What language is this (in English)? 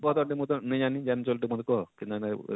Odia